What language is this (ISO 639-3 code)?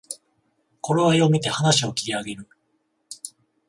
jpn